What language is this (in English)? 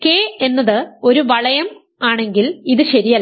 Malayalam